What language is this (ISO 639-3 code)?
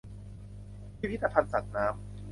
tha